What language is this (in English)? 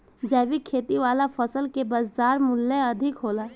Bhojpuri